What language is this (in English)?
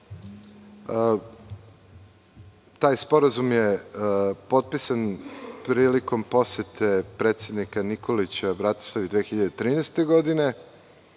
Serbian